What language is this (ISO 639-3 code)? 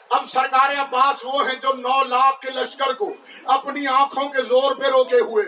urd